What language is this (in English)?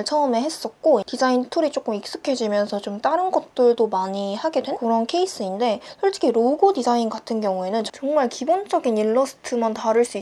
Korean